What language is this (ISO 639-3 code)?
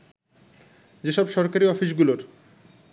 ben